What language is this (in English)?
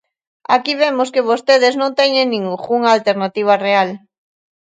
Galician